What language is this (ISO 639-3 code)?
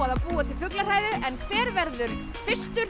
isl